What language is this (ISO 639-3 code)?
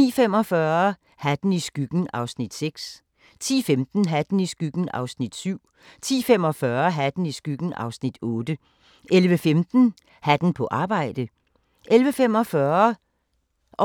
dan